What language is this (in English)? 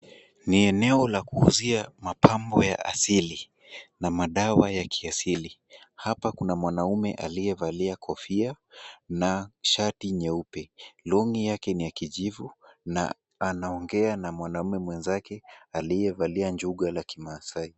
Swahili